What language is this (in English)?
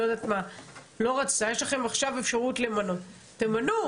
Hebrew